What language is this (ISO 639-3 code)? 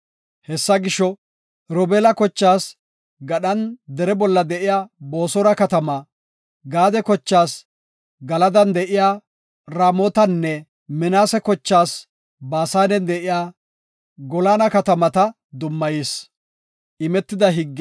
gof